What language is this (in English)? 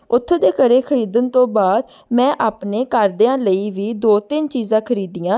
Punjabi